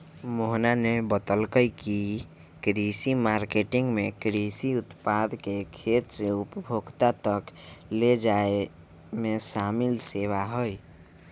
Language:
Magahi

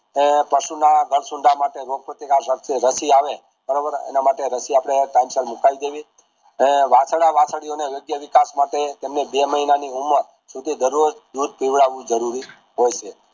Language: Gujarati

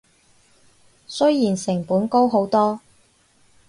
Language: Cantonese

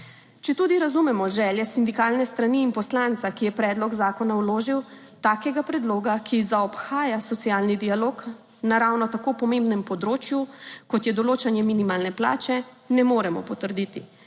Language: Slovenian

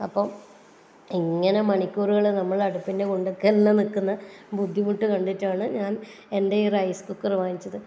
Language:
Malayalam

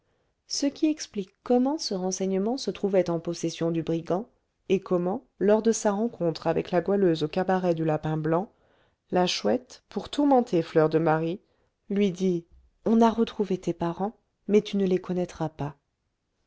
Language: French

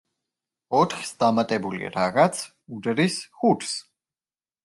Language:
Georgian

